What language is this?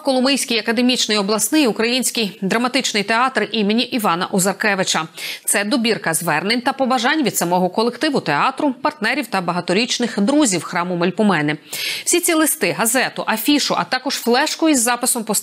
Ukrainian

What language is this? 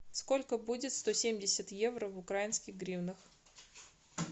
Russian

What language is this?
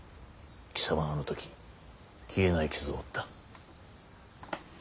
Japanese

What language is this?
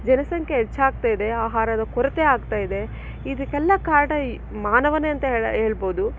Kannada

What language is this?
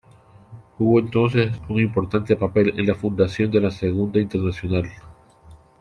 Spanish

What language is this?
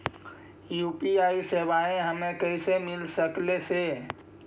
Magahi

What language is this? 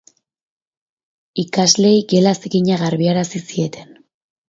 Basque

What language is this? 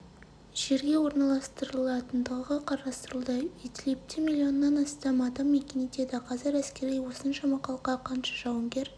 Kazakh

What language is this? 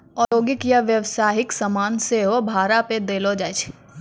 Maithili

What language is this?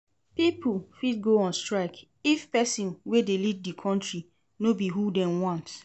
Nigerian Pidgin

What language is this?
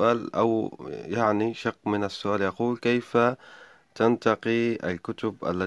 Arabic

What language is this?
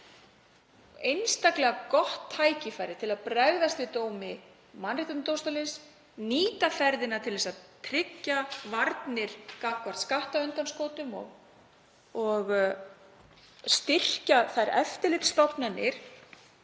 Icelandic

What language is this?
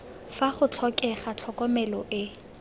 Tswana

